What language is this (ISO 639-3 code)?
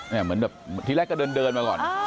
tha